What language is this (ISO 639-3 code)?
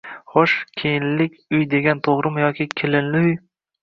uzb